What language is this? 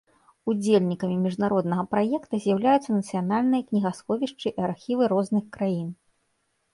Belarusian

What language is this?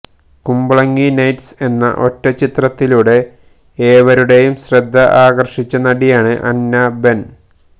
Malayalam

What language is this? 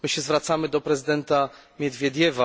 Polish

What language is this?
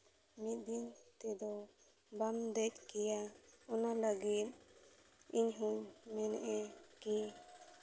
Santali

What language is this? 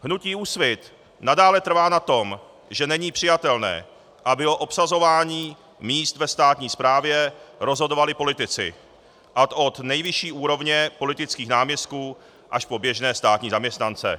Czech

